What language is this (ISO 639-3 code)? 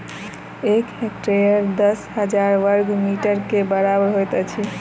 mai